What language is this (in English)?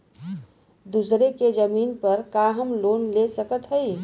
Bhojpuri